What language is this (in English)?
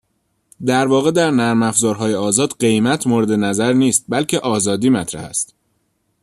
Persian